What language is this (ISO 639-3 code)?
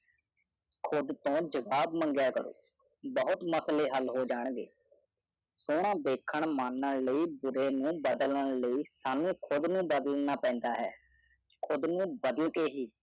pan